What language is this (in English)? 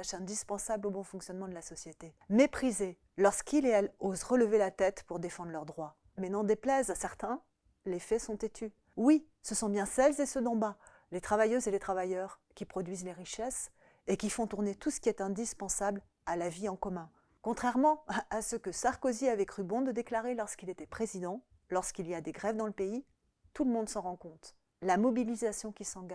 French